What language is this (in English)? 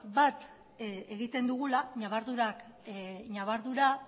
Basque